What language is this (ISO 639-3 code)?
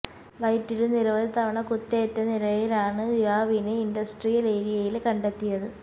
mal